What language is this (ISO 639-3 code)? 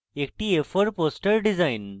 ben